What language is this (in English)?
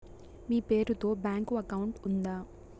Telugu